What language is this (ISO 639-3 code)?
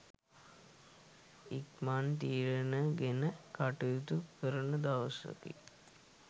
sin